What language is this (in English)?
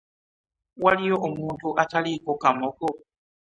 Ganda